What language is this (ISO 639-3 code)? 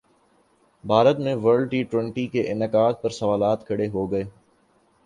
urd